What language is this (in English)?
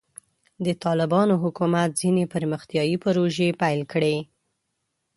Pashto